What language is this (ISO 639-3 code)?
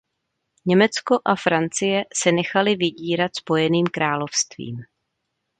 ces